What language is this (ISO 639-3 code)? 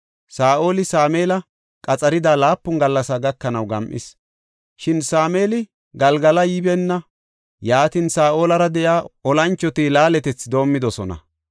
gof